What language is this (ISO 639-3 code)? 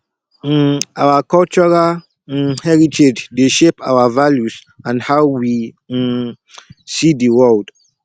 pcm